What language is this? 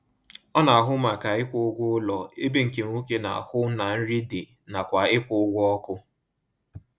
Igbo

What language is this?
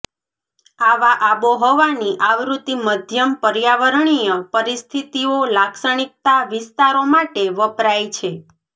Gujarati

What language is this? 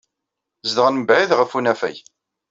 Kabyle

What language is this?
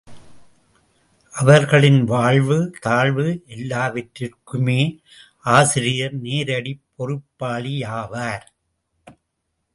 Tamil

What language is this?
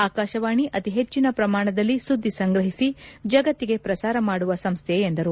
Kannada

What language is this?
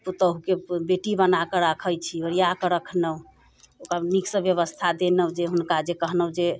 Maithili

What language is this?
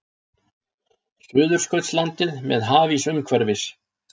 Icelandic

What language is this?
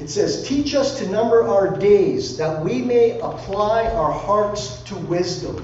English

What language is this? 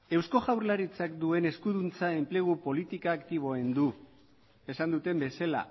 Basque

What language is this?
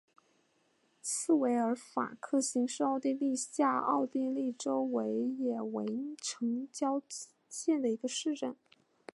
Chinese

